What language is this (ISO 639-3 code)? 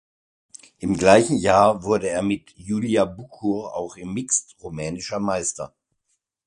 deu